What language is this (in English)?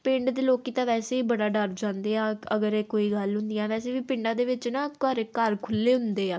Punjabi